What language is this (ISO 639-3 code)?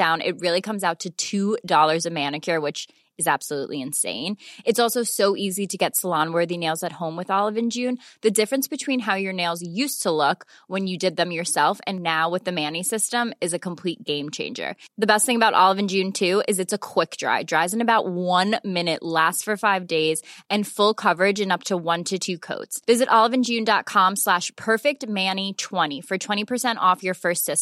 eng